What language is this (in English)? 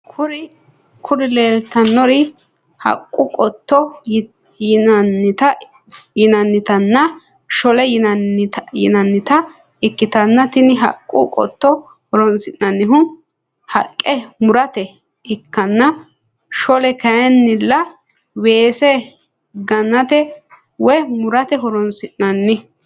Sidamo